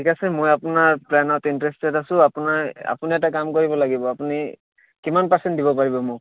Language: Assamese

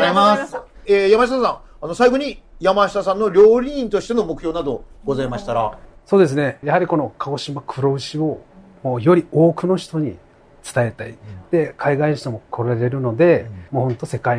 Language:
Japanese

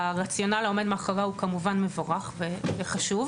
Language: Hebrew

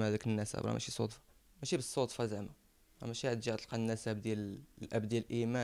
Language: Arabic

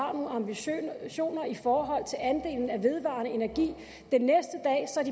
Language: Danish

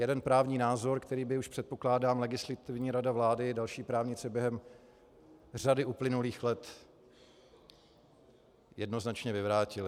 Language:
Czech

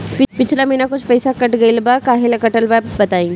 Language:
Bhojpuri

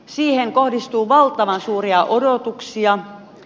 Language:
Finnish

